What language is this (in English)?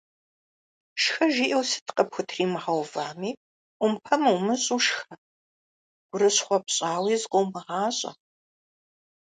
Kabardian